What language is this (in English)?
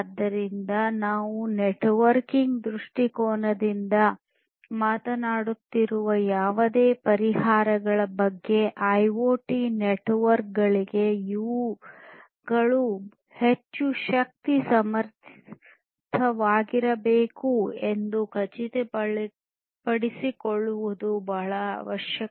Kannada